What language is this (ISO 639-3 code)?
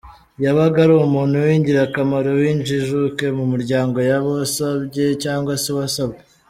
kin